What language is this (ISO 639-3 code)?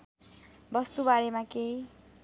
nep